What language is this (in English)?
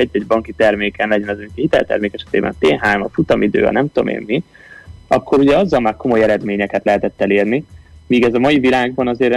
Hungarian